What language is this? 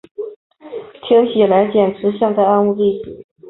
Chinese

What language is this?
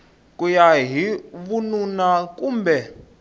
Tsonga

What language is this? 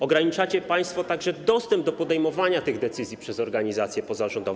Polish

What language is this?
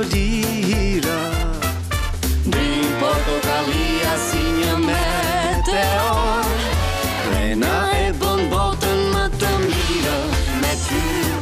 Bulgarian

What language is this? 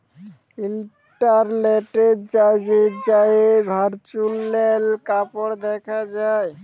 Bangla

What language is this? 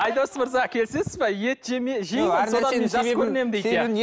Kazakh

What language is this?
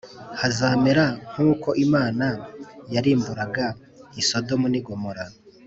Kinyarwanda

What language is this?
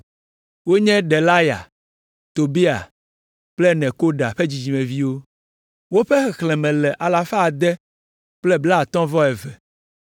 Ewe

